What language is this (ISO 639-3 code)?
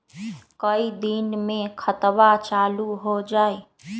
mag